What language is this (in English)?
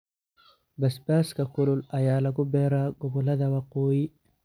Somali